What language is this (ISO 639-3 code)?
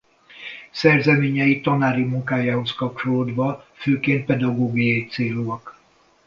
hun